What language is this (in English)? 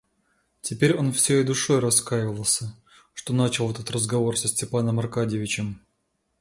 Russian